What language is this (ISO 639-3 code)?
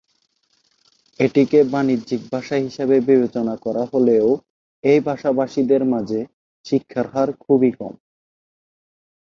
ben